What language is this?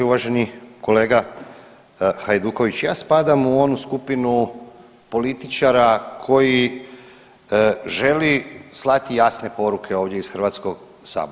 Croatian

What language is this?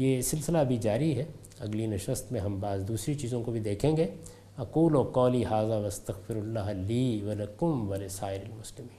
Urdu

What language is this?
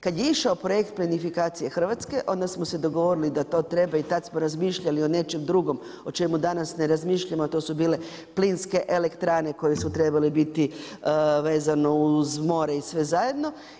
Croatian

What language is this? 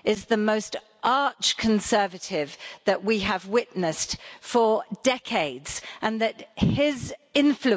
English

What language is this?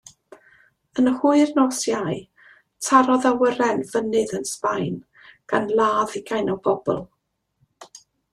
Welsh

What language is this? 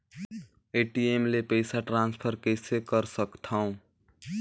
Chhattisgarhi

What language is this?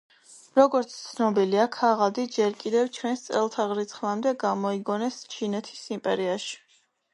Georgian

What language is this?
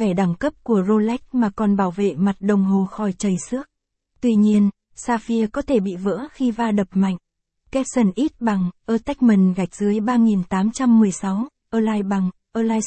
Vietnamese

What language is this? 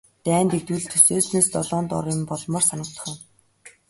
Mongolian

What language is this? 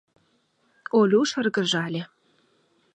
Mari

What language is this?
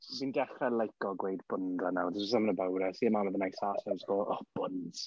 Welsh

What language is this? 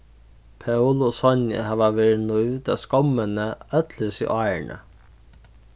Faroese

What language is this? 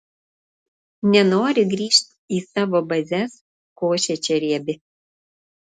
Lithuanian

